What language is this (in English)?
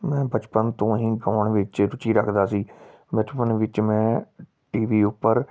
Punjabi